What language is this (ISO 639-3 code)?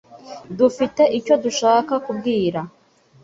kin